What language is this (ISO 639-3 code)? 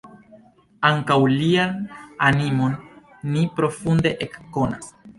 epo